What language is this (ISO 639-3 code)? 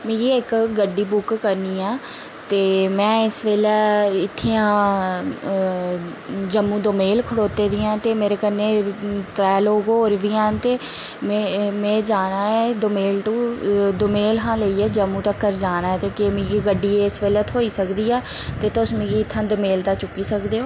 doi